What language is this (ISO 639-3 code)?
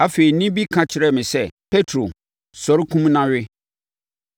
aka